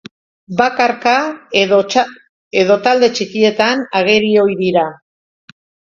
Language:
Basque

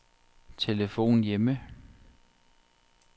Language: Danish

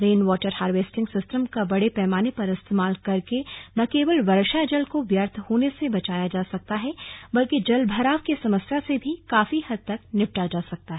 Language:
Hindi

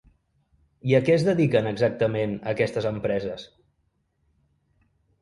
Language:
Catalan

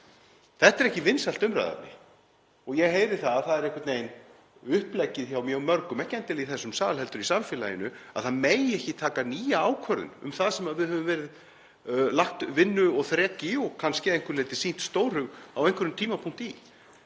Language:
Icelandic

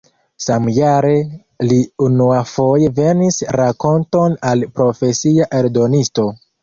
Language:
Esperanto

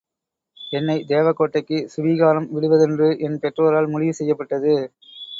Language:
Tamil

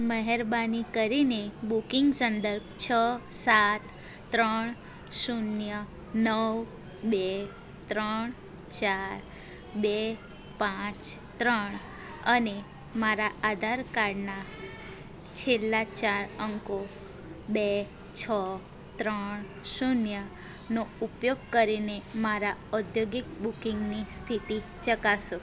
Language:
Gujarati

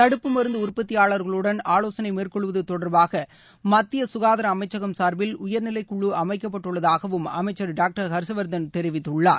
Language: Tamil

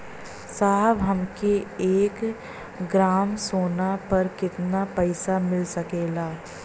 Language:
Bhojpuri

